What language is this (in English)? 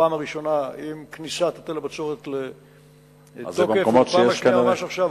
Hebrew